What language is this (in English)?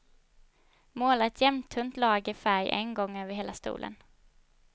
Swedish